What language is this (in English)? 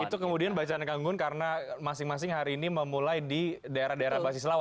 Indonesian